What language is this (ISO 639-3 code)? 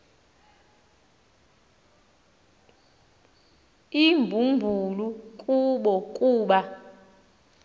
xho